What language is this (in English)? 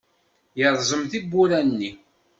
Kabyle